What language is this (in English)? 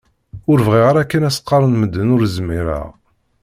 Kabyle